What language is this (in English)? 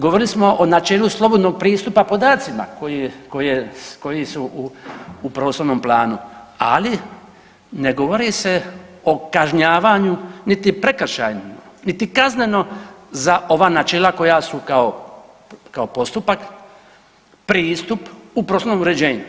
Croatian